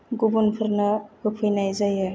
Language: Bodo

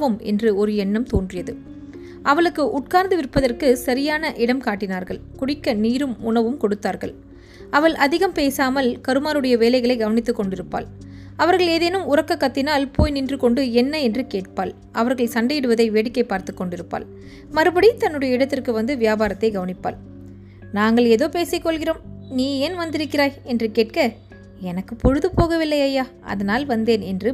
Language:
Tamil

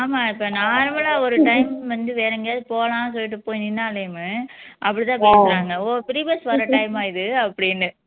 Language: Tamil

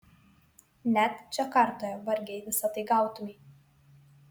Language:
Lithuanian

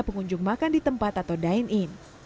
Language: Indonesian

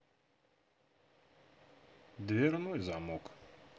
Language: Russian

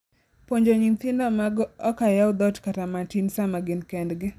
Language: Luo (Kenya and Tanzania)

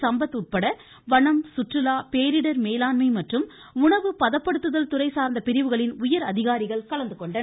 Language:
Tamil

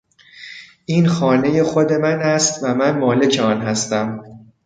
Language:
Persian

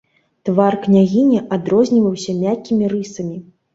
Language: Belarusian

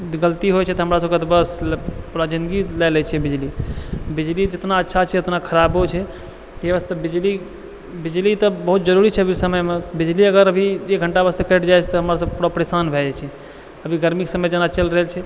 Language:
Maithili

